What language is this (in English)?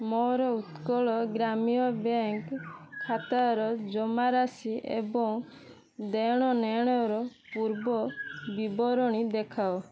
Odia